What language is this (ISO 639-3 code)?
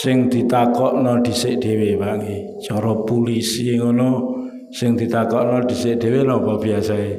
ind